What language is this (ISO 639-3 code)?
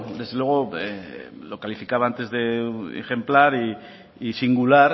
spa